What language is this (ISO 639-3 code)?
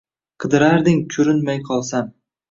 uzb